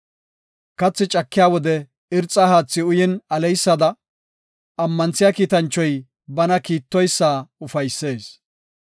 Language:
Gofa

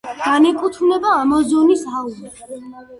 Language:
Georgian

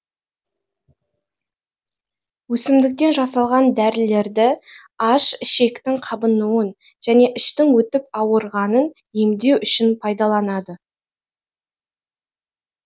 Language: Kazakh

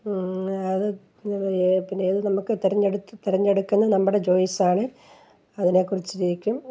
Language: Malayalam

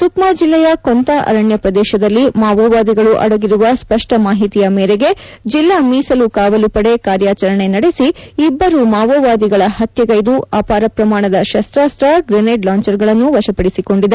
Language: Kannada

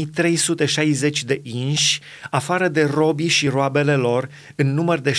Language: Romanian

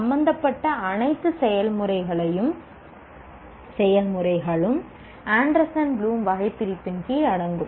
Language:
Tamil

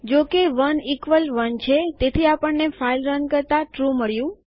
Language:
Gujarati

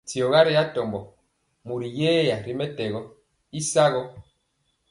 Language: Mpiemo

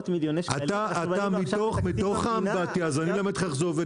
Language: Hebrew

